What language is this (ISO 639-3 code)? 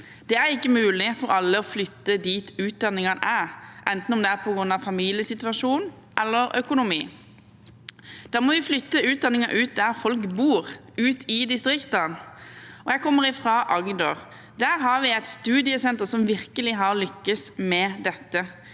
nor